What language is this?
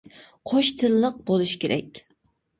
Uyghur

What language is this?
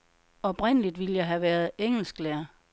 Danish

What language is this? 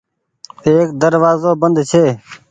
Goaria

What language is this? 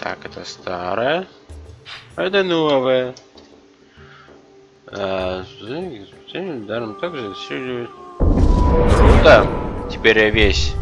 Russian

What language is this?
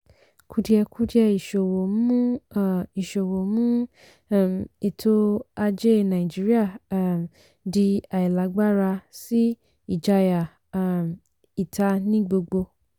Yoruba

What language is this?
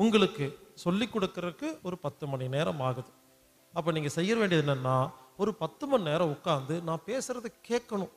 Tamil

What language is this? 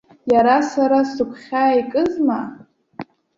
Abkhazian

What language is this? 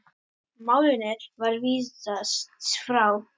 Icelandic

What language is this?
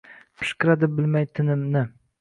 Uzbek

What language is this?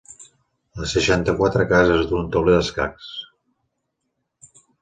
Catalan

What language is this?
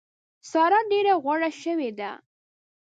Pashto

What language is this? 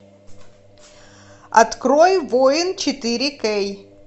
Russian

